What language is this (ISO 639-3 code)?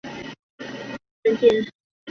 zho